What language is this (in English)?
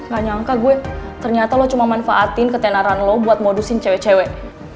Indonesian